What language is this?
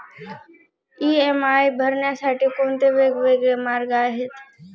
Marathi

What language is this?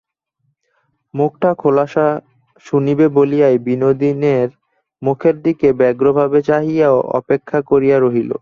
Bangla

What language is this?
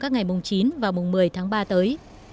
Vietnamese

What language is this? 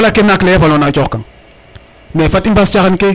Serer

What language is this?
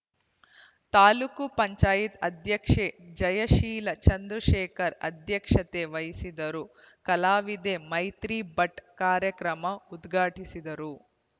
Kannada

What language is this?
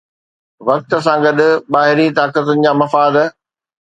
Sindhi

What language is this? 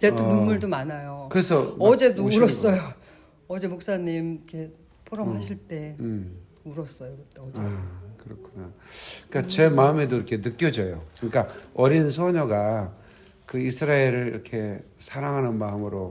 Korean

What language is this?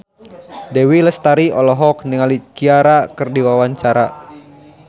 Sundanese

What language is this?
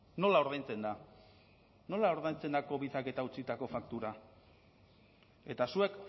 Basque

